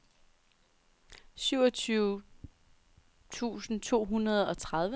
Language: Danish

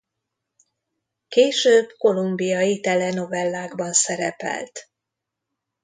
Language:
Hungarian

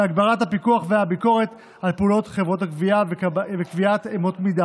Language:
Hebrew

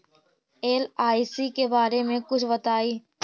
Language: Magahi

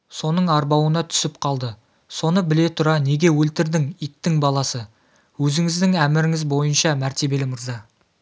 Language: Kazakh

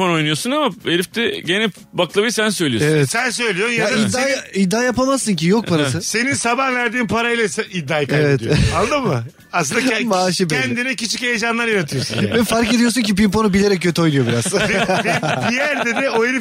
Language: Turkish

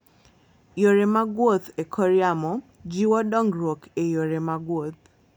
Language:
Luo (Kenya and Tanzania)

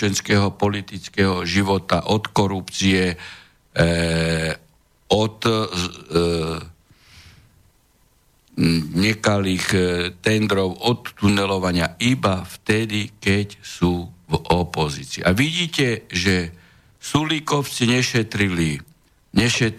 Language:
Slovak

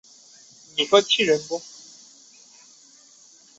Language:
Chinese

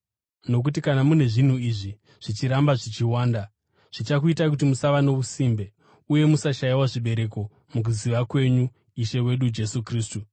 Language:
Shona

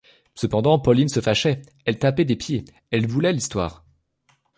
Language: French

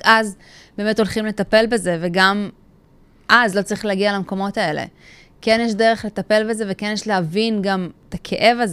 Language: Hebrew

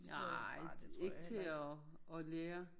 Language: Danish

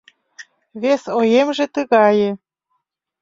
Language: Mari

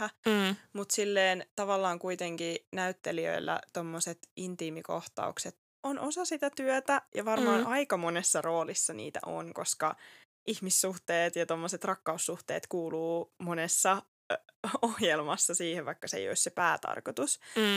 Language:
Finnish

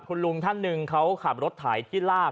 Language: Thai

